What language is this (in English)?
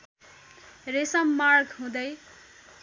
Nepali